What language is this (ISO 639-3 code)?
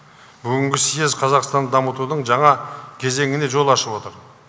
kaz